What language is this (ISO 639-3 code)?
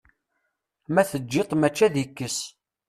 kab